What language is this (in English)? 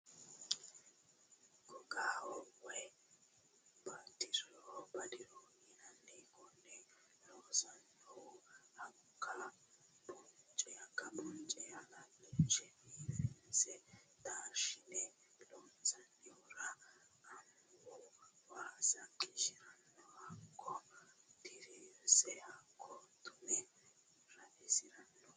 Sidamo